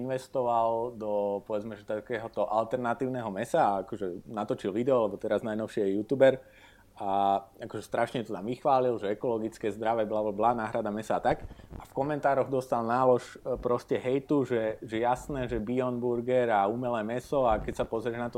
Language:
Slovak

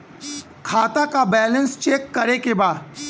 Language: Bhojpuri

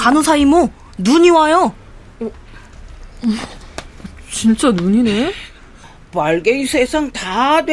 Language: Korean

